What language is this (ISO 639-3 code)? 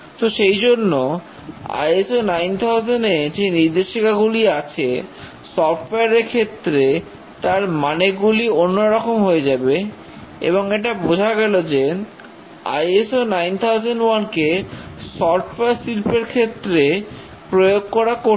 ben